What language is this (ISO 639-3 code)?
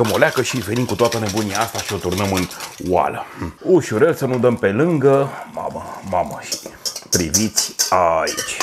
ron